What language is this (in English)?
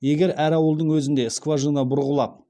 Kazakh